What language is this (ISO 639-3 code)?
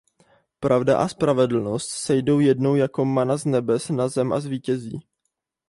ces